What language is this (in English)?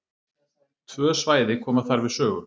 Icelandic